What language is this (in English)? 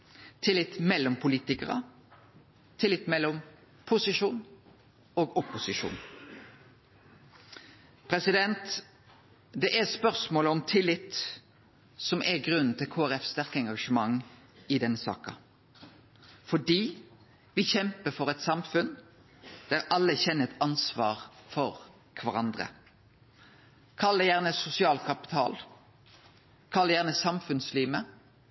Norwegian Nynorsk